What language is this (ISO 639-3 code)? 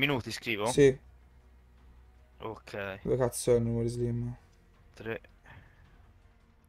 ita